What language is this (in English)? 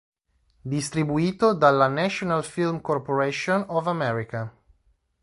Italian